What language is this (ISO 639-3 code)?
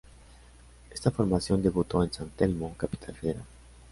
spa